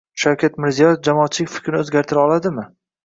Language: Uzbek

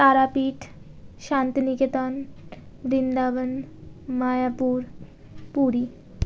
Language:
Bangla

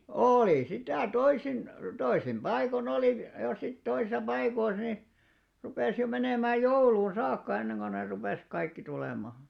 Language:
Finnish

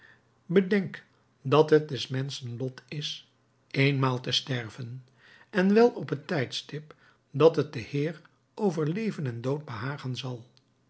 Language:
Dutch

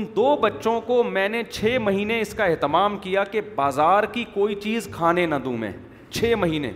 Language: Urdu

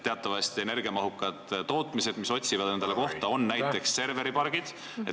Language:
Estonian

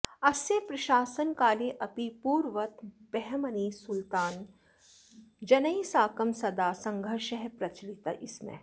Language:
Sanskrit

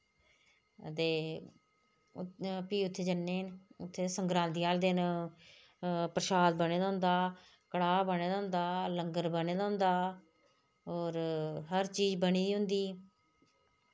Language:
Dogri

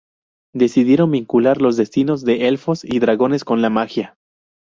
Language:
Spanish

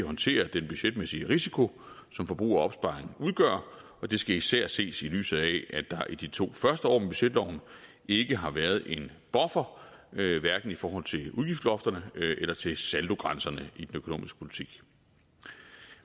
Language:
Danish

